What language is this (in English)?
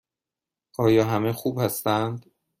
Persian